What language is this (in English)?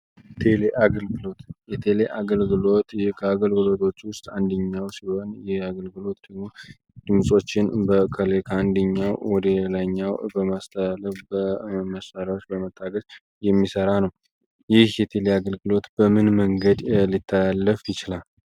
Amharic